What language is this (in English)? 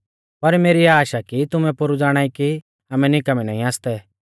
Mahasu Pahari